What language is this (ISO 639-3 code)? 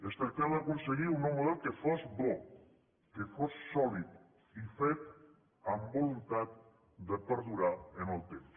cat